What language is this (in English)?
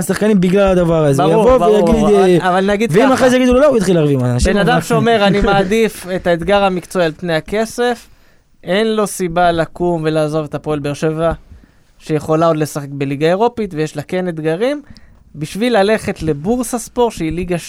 Hebrew